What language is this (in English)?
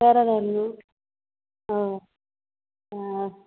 Kannada